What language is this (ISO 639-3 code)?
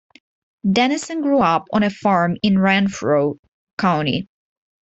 eng